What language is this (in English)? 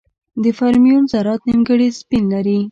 Pashto